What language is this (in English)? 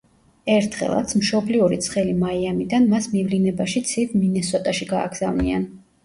Georgian